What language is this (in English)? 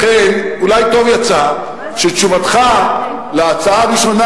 Hebrew